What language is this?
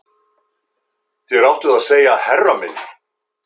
Icelandic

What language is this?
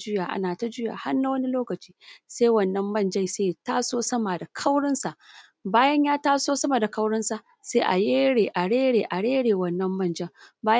Hausa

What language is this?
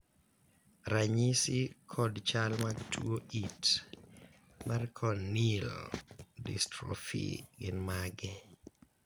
Luo (Kenya and Tanzania)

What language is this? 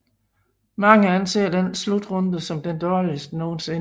Danish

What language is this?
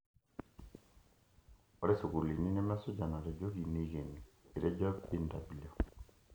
Masai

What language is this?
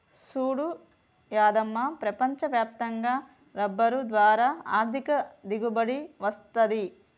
Telugu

